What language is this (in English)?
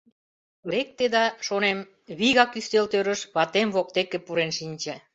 Mari